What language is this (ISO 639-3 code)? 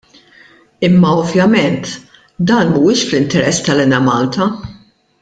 mlt